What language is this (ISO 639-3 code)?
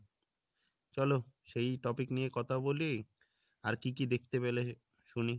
ben